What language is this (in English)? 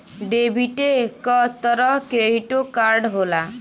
Bhojpuri